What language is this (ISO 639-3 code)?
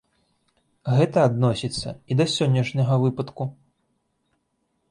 bel